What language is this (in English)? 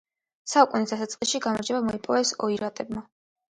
Georgian